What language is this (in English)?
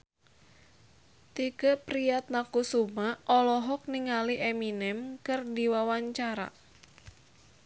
Sundanese